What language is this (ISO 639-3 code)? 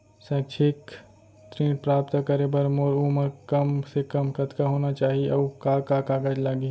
hne